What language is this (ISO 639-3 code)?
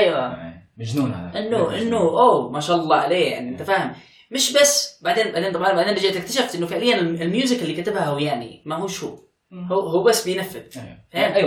ara